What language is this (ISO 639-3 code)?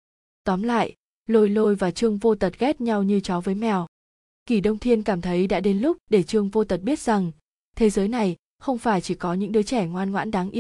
vie